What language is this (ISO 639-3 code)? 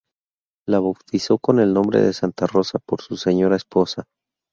spa